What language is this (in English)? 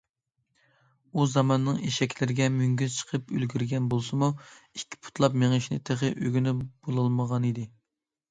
Uyghur